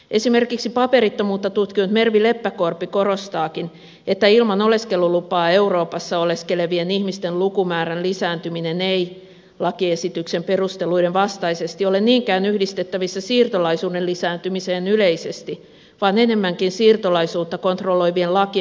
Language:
Finnish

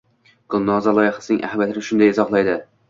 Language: Uzbek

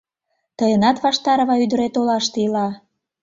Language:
Mari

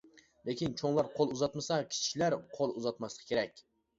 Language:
Uyghur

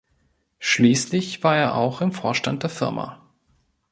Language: German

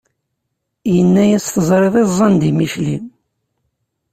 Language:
Kabyle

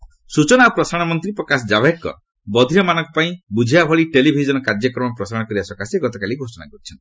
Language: Odia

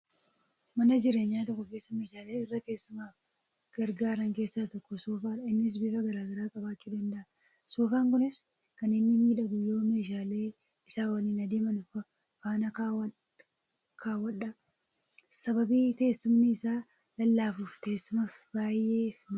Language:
Oromo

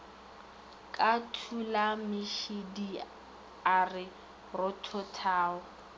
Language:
Northern Sotho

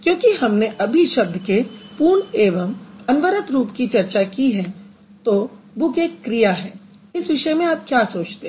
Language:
Hindi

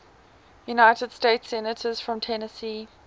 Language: English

